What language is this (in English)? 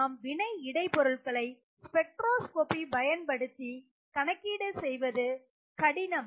Tamil